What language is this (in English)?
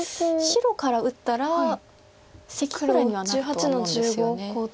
Japanese